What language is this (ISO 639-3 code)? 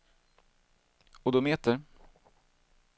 swe